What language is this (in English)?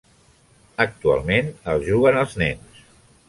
Catalan